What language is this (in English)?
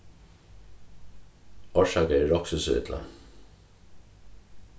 Faroese